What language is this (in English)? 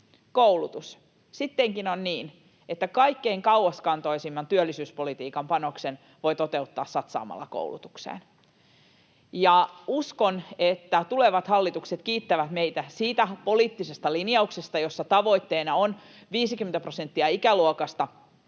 Finnish